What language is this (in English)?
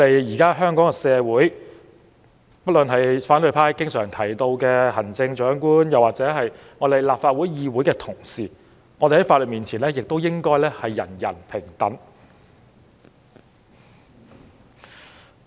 Cantonese